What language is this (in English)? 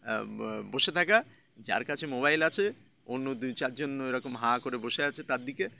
Bangla